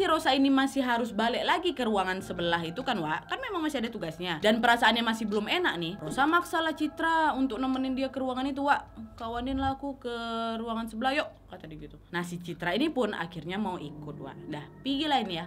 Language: Indonesian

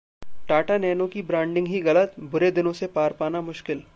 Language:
Hindi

